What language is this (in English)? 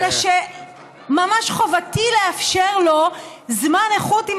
Hebrew